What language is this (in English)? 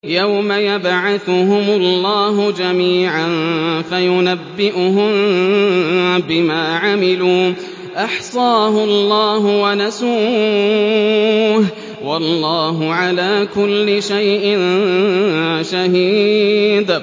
Arabic